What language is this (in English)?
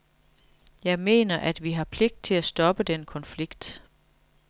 Danish